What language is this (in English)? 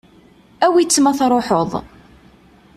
Kabyle